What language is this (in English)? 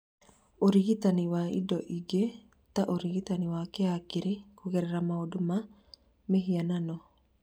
Kikuyu